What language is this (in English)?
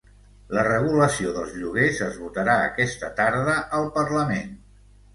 Catalan